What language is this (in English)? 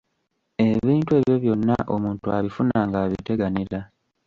Ganda